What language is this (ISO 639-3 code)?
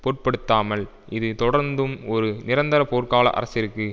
tam